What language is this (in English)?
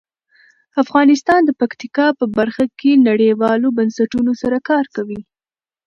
Pashto